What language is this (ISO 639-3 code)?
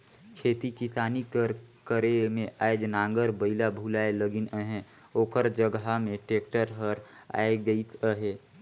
hne